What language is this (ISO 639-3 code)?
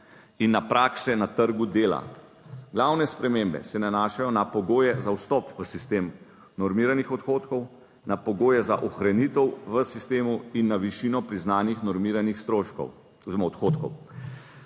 slv